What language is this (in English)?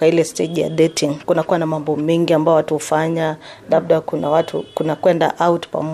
Swahili